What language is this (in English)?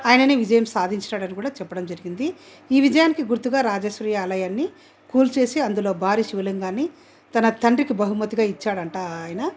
Telugu